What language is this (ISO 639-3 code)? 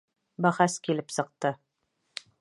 bak